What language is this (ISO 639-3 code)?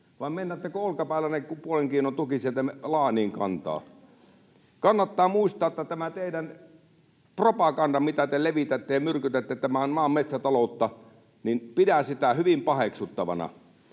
fin